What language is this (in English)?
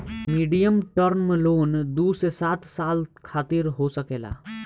Bhojpuri